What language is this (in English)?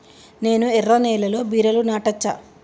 Telugu